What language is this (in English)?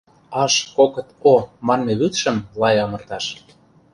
Mari